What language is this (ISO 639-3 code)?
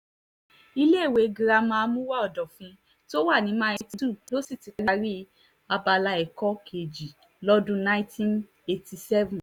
yor